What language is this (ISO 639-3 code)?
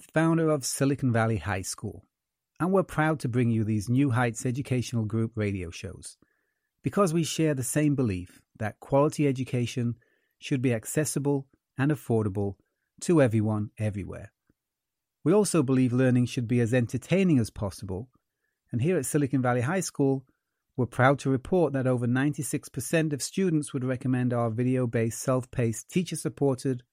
eng